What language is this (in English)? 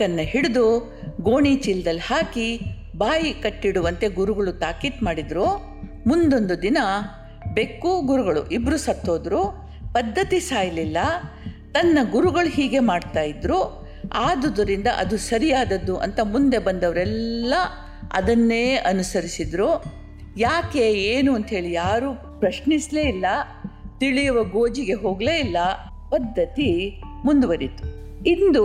Kannada